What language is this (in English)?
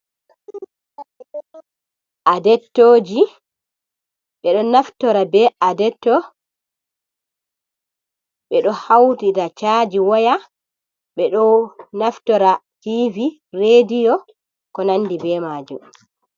Fula